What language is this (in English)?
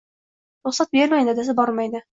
Uzbek